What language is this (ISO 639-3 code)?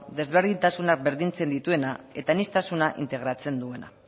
eus